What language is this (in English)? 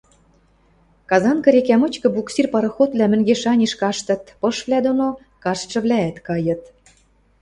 Western Mari